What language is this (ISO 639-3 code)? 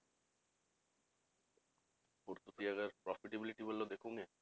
pan